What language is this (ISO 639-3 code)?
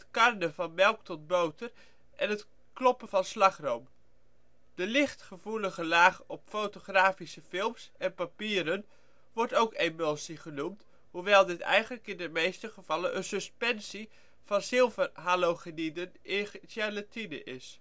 nld